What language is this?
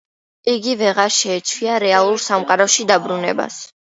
Georgian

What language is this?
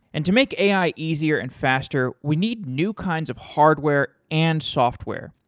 English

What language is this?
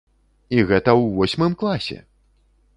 Belarusian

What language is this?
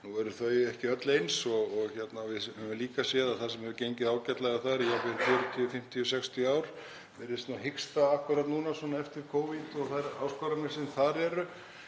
Icelandic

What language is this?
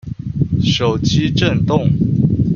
Chinese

